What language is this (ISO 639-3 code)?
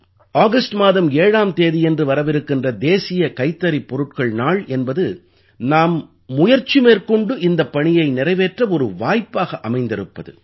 tam